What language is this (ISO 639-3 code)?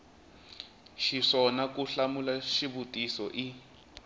tso